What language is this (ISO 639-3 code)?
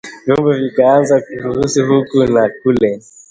swa